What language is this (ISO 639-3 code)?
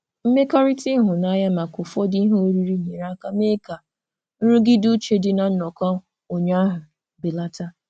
ibo